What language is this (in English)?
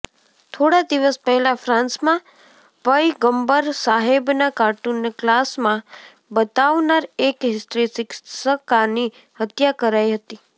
Gujarati